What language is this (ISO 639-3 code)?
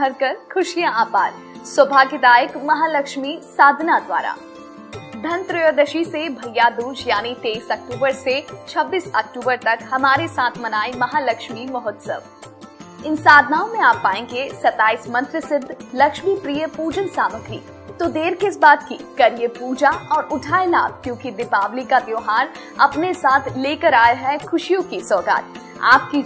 hin